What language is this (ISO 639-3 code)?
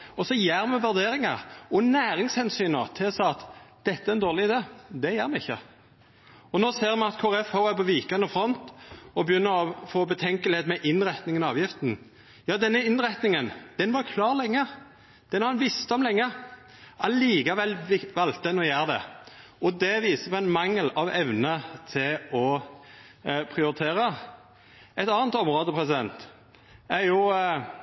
nno